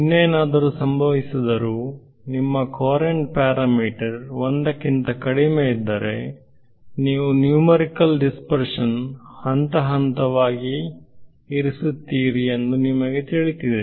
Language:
Kannada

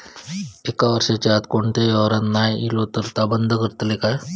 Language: Marathi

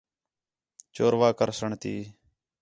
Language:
Khetrani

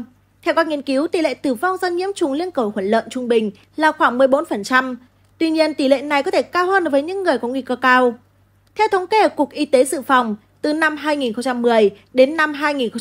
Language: Vietnamese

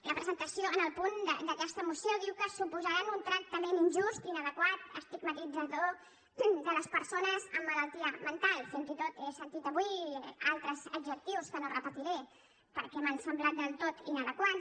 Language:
Catalan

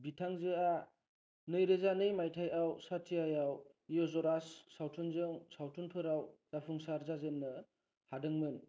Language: Bodo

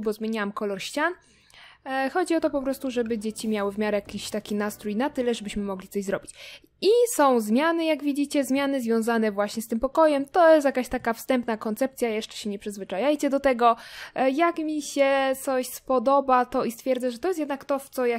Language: Polish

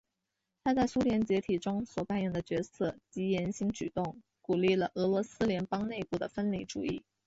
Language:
Chinese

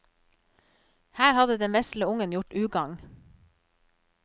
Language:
Norwegian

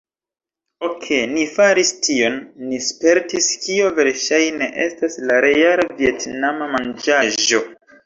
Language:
Esperanto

